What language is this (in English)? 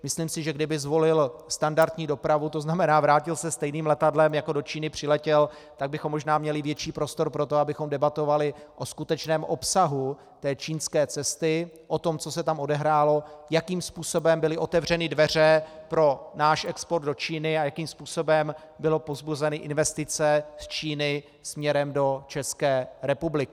Czech